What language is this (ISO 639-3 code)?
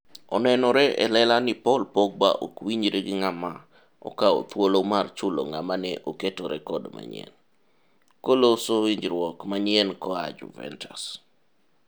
luo